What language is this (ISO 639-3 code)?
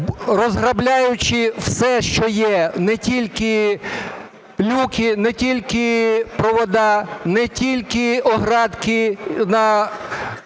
ukr